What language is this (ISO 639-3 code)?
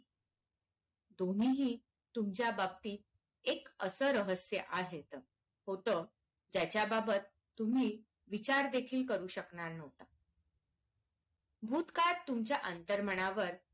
mar